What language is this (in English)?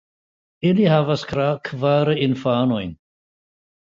Esperanto